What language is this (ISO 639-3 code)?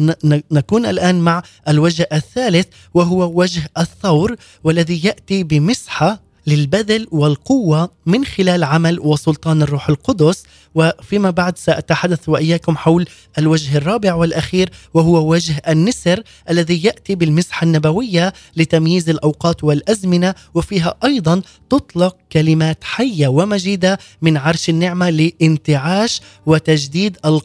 ara